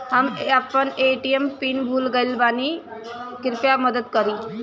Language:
Bhojpuri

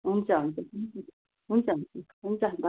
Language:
Nepali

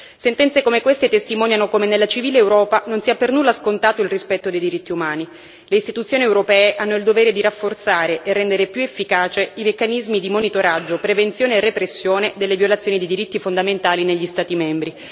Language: Italian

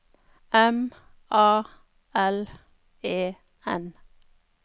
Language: Norwegian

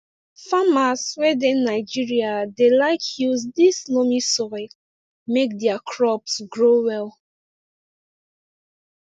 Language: Nigerian Pidgin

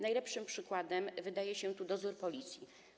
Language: Polish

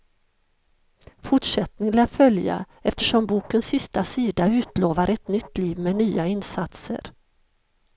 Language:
Swedish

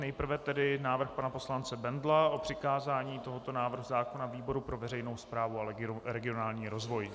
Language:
Czech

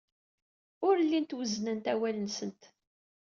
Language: Kabyle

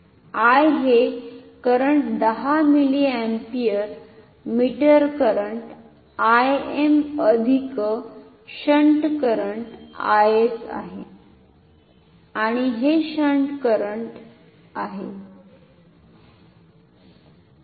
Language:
Marathi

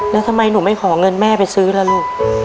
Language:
Thai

